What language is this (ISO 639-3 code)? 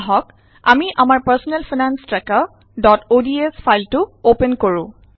asm